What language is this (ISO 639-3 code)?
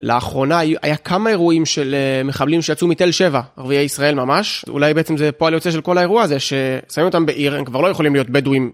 heb